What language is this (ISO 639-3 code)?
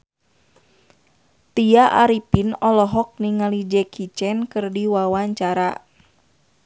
sun